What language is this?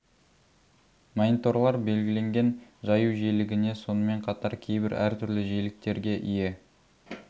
Kazakh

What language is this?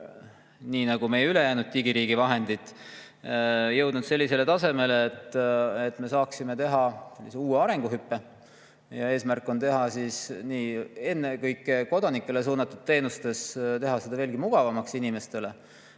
Estonian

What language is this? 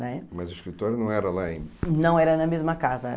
Portuguese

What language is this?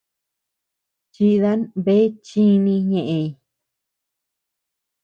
Tepeuxila Cuicatec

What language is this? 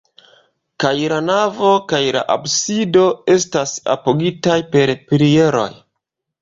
Esperanto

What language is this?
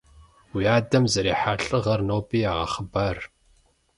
Kabardian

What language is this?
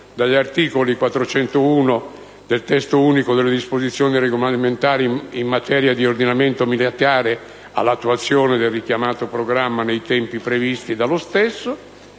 Italian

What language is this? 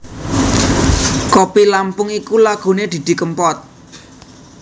Javanese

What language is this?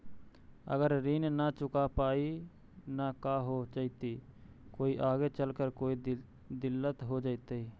Magahi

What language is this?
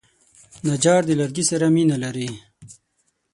Pashto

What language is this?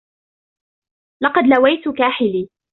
Arabic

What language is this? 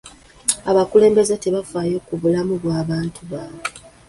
Ganda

